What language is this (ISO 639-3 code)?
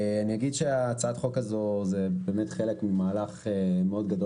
heb